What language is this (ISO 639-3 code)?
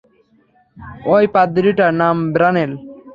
ben